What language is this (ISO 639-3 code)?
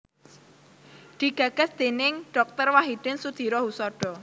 jav